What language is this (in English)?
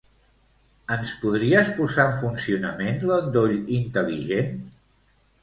Catalan